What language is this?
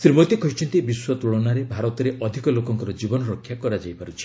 Odia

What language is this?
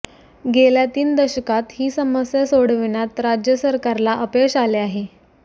Marathi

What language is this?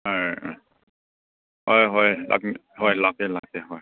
Manipuri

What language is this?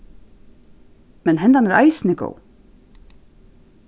Faroese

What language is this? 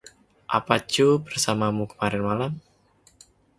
Indonesian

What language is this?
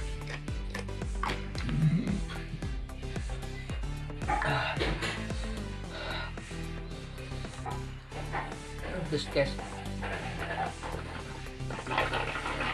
Indonesian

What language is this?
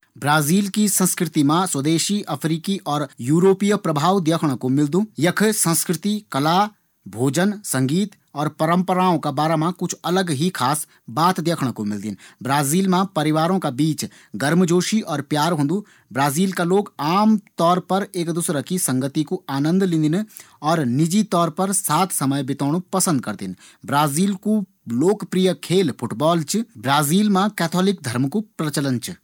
Garhwali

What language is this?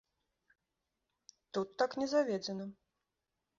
Belarusian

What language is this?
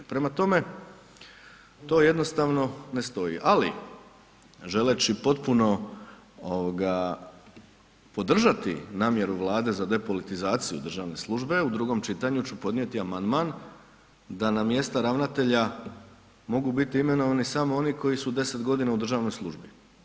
Croatian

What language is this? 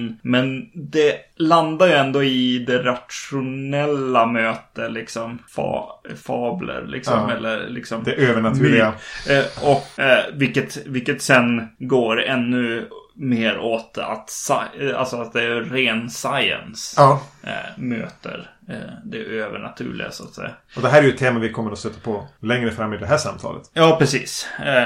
Swedish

